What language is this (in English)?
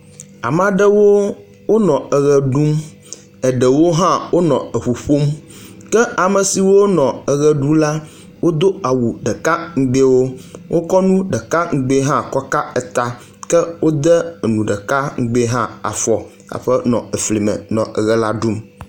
Ewe